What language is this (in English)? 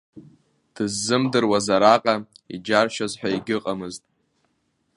Abkhazian